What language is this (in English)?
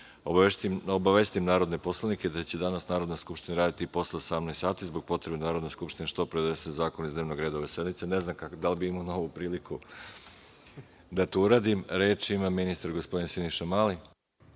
Serbian